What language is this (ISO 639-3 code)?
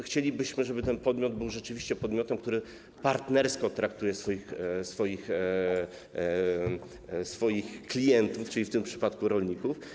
pol